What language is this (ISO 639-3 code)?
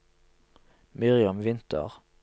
nor